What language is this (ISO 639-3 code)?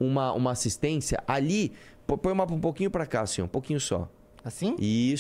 por